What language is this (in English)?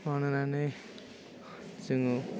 Bodo